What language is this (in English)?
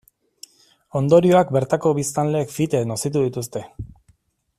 Basque